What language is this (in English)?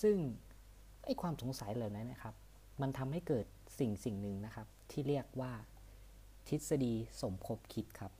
Thai